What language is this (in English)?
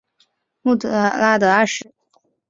Chinese